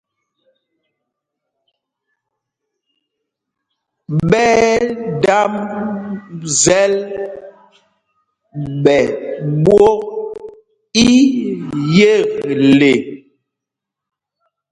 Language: Mpumpong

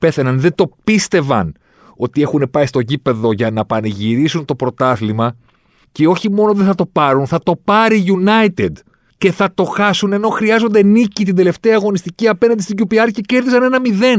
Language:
Greek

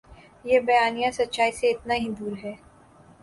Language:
Urdu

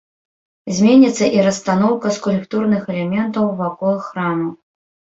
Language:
Belarusian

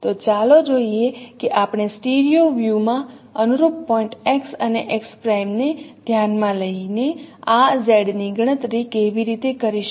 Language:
Gujarati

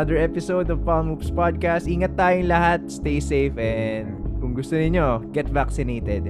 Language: Filipino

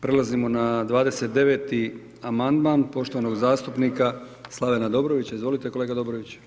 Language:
Croatian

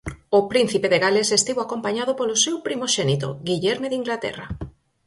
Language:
Galician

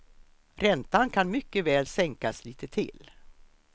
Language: Swedish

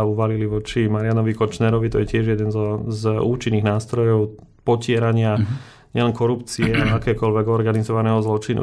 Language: Slovak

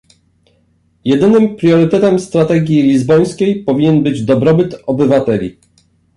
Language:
Polish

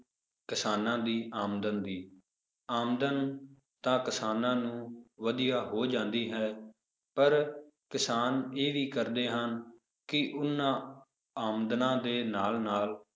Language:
Punjabi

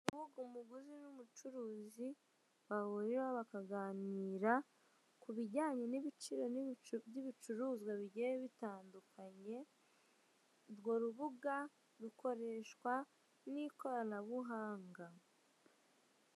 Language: Kinyarwanda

